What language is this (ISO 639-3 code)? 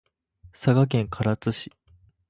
jpn